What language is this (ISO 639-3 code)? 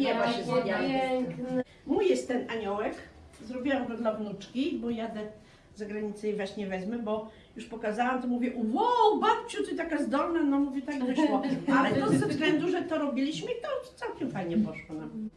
pol